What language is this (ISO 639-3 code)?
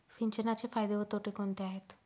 mar